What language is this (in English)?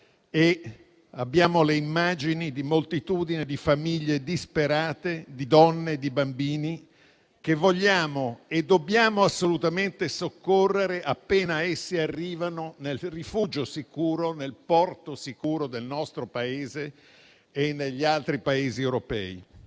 Italian